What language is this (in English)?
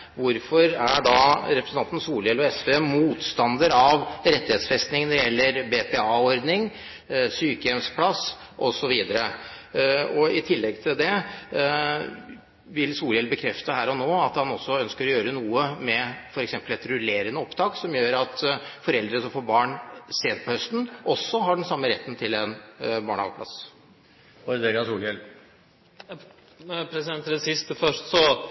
Norwegian